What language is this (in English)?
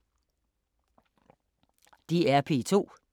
Danish